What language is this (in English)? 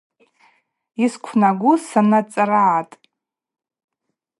Abaza